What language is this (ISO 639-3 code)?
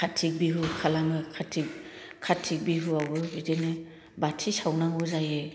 brx